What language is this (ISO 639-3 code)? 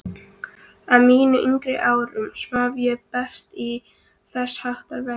isl